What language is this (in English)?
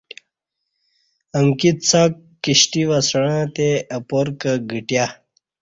Kati